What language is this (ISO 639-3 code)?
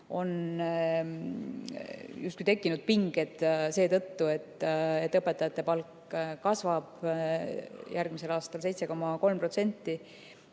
est